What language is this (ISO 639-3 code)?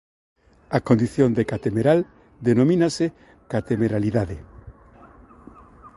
glg